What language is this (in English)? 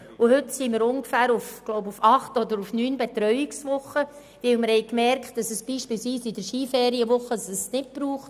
Swiss German